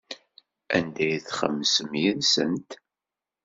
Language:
Kabyle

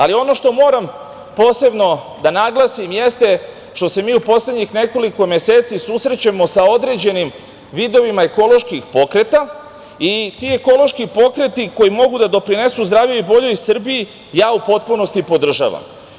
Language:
Serbian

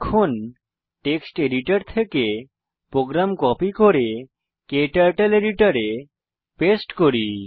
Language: Bangla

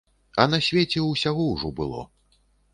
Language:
Belarusian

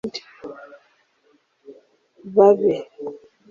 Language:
Kinyarwanda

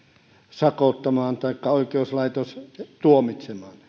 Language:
Finnish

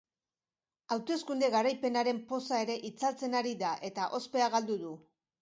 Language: Basque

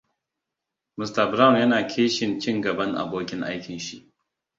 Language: Hausa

